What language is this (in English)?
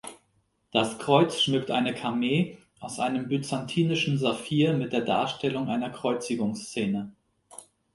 German